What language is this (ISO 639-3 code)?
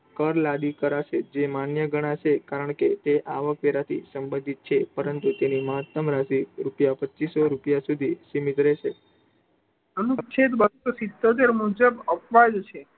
guj